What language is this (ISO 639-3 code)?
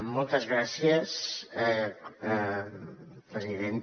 cat